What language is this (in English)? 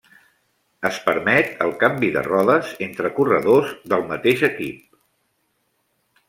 Catalan